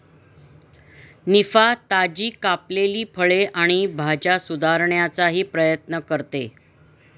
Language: Marathi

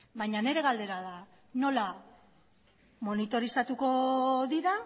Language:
Basque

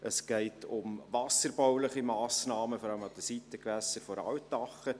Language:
Swiss German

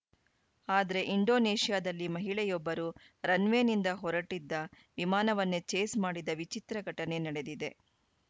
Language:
Kannada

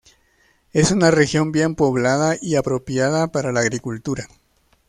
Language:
Spanish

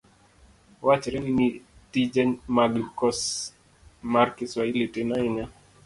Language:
Luo (Kenya and Tanzania)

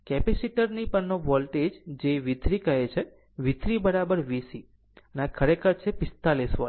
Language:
Gujarati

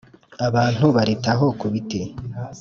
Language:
Kinyarwanda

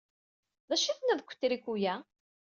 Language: Kabyle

